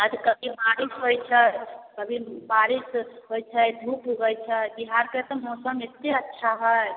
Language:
Maithili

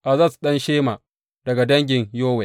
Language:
Hausa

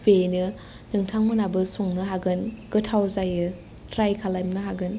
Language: Bodo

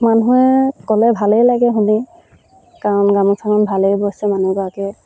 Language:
Assamese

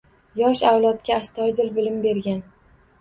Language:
Uzbek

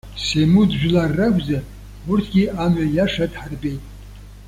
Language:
Abkhazian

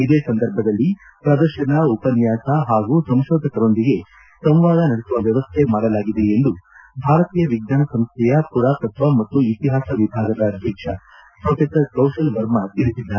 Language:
Kannada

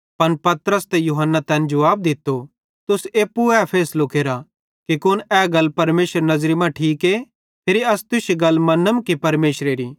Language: Bhadrawahi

